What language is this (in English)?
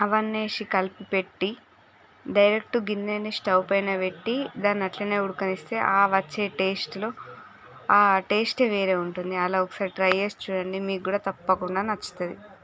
Telugu